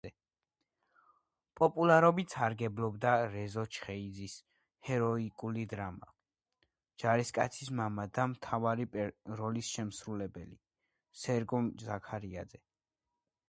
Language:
Georgian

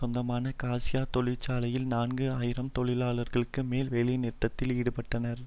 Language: Tamil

